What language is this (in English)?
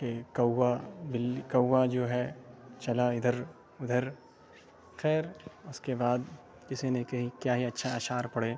Urdu